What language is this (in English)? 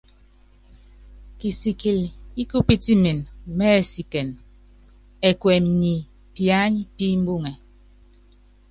Yangben